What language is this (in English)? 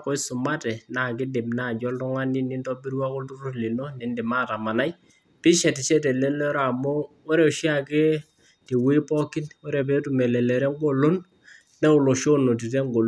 Masai